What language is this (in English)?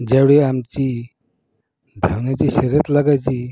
Marathi